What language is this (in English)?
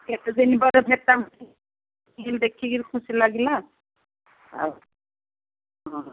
Odia